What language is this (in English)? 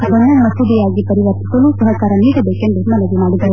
Kannada